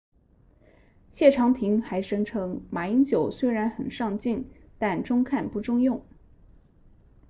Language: Chinese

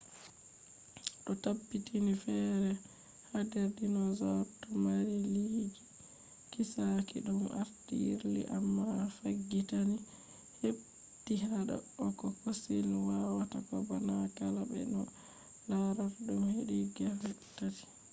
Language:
Fula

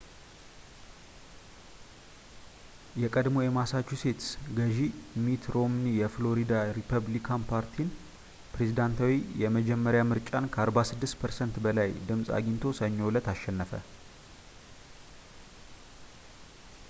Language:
Amharic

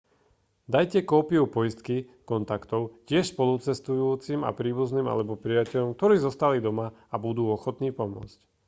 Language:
Slovak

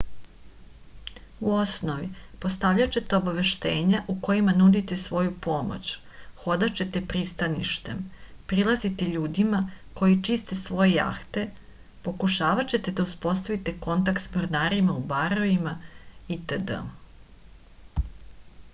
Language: Serbian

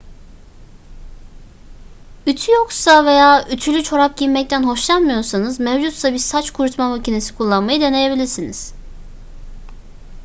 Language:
Turkish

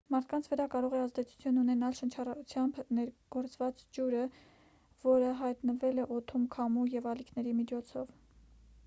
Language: Armenian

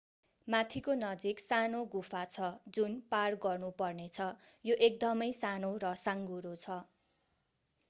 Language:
Nepali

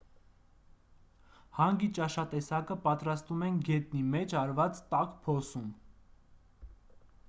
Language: Armenian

